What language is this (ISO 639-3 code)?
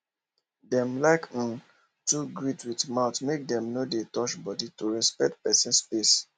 pcm